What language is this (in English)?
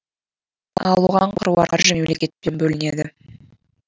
Kazakh